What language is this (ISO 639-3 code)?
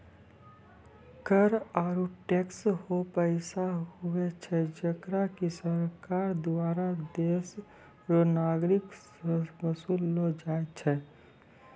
mai